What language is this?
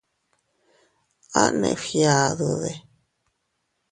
Teutila Cuicatec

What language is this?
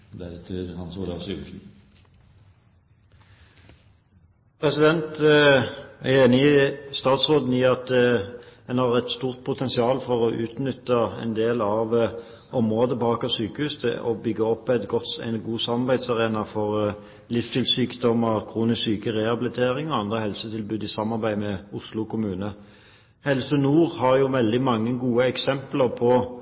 Norwegian Bokmål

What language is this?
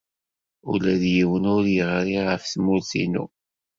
Kabyle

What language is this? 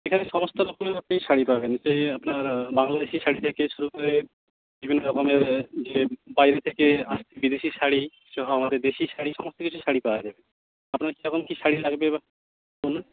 Bangla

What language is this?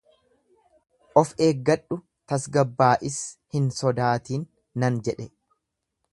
Oromo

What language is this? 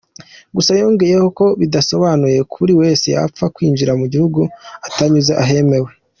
Kinyarwanda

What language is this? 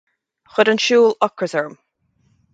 Irish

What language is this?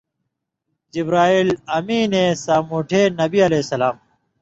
Indus Kohistani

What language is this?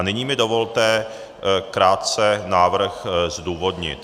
Czech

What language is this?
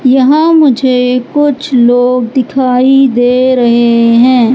Hindi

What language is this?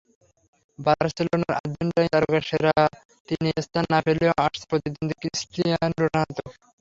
Bangla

